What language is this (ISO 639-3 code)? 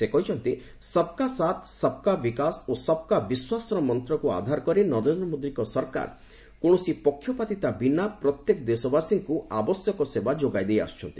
ori